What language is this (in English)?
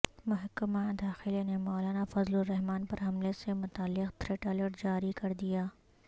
Urdu